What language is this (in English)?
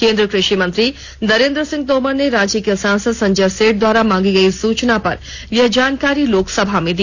Hindi